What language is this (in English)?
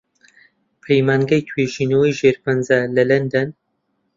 Central Kurdish